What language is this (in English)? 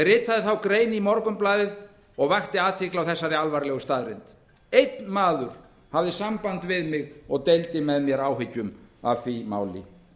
Icelandic